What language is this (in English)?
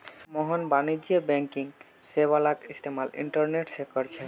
Magahi